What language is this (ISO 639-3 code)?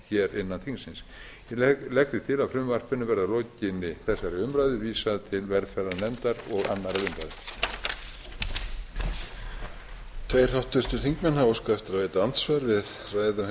isl